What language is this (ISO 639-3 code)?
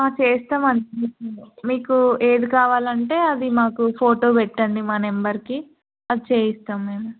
tel